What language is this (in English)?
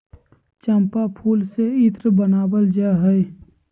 Magahi